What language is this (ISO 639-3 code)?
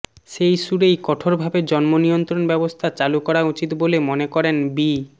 ben